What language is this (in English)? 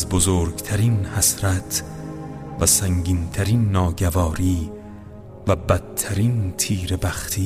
Persian